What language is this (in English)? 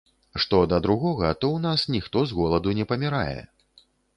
Belarusian